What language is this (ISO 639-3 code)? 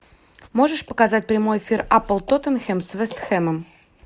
rus